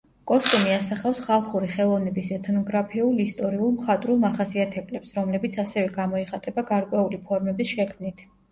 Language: Georgian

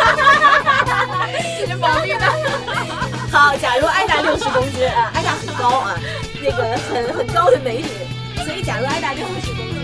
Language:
Chinese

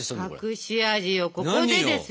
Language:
Japanese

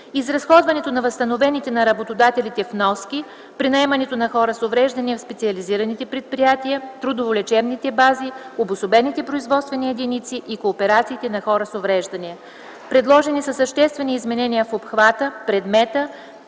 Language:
Bulgarian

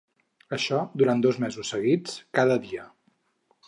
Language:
Catalan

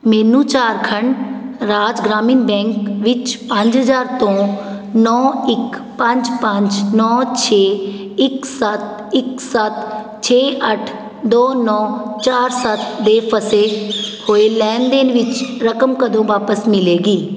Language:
Punjabi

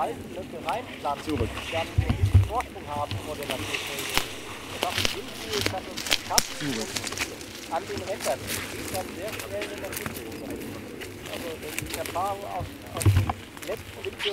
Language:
German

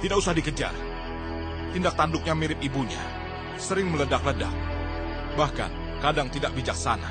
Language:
Indonesian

